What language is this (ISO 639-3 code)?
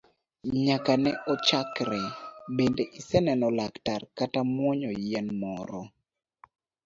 luo